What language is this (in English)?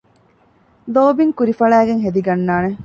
Divehi